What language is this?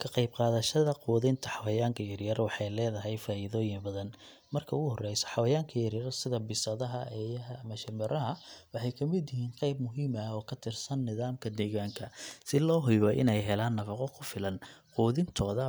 Somali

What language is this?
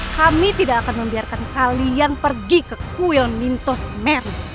Indonesian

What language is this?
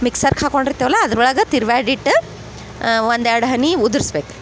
Kannada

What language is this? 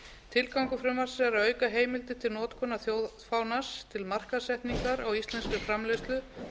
Icelandic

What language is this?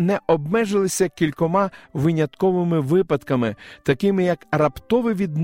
Ukrainian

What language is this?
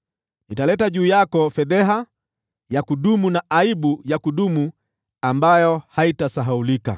Swahili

